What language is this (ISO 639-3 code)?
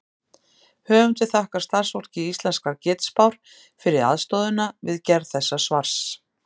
isl